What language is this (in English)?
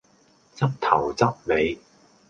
Cantonese